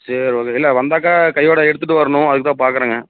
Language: Tamil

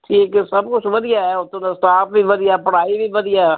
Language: Punjabi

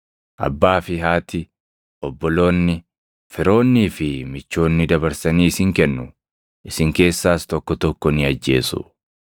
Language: Oromo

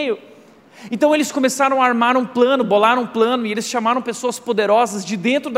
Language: Portuguese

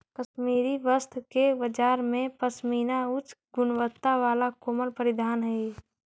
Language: Magahi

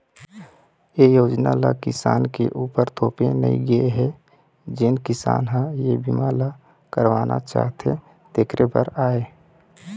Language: Chhattisgarhi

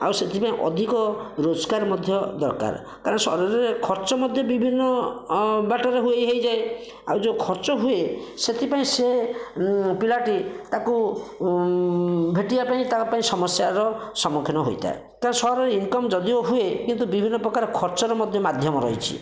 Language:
Odia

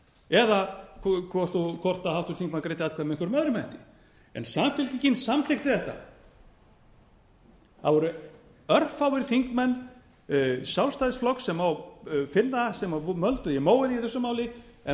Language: Icelandic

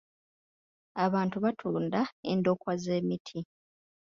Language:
Ganda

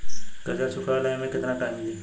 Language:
Bhojpuri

